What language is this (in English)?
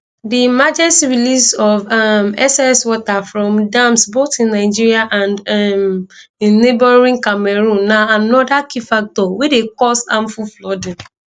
Nigerian Pidgin